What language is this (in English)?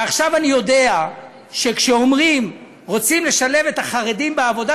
Hebrew